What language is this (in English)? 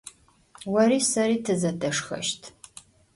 Adyghe